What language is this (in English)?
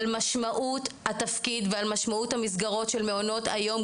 Hebrew